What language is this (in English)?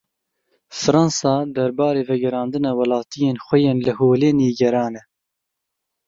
Kurdish